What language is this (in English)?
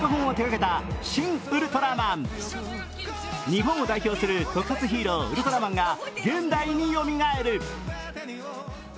Japanese